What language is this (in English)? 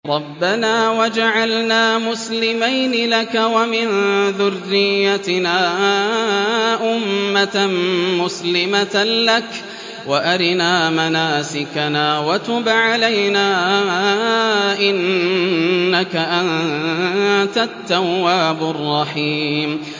Arabic